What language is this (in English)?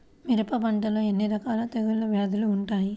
Telugu